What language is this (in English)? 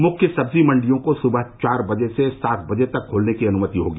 Hindi